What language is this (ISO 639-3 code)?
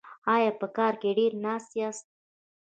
pus